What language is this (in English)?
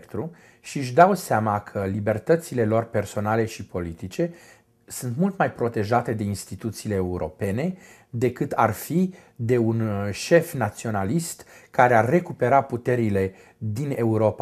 Romanian